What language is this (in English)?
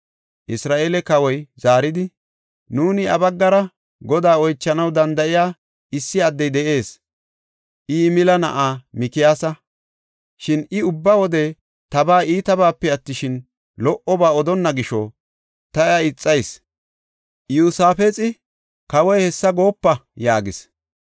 Gofa